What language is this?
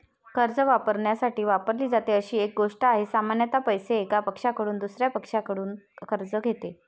Marathi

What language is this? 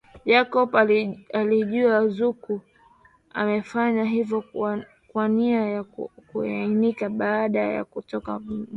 Swahili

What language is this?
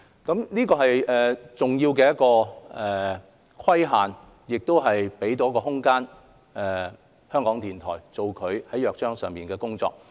Cantonese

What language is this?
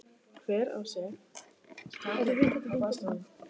Icelandic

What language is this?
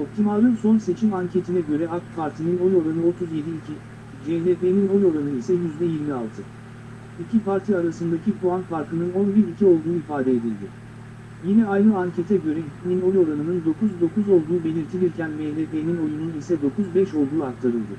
Turkish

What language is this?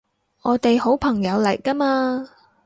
Cantonese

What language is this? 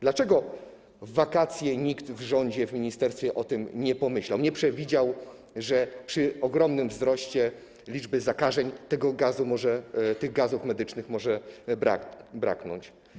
Polish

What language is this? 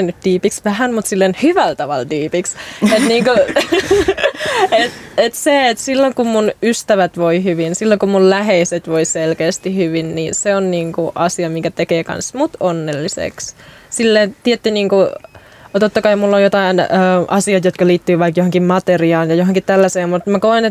Finnish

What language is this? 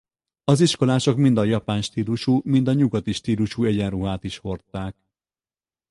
Hungarian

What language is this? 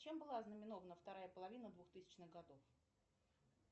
Russian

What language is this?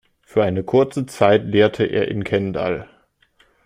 German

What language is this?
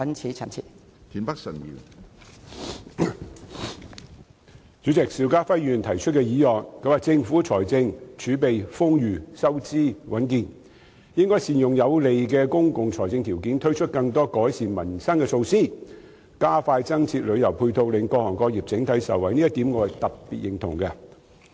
Cantonese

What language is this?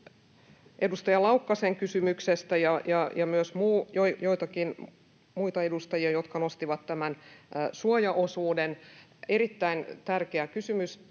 Finnish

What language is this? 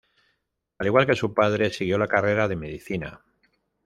Spanish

